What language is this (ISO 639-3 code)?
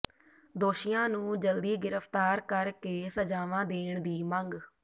pan